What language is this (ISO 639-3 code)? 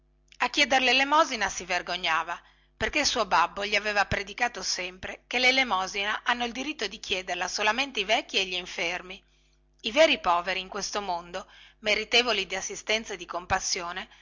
ita